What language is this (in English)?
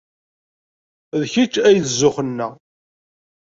Kabyle